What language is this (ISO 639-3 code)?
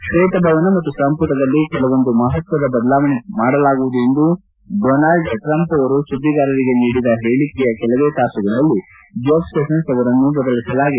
kan